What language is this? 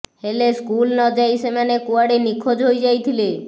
Odia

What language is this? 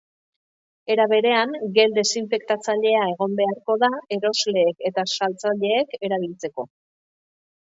Basque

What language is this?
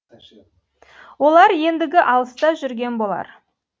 Kazakh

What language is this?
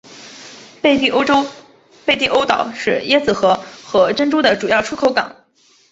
Chinese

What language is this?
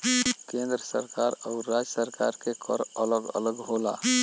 Bhojpuri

